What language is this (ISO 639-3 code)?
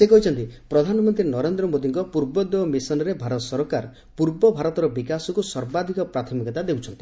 ori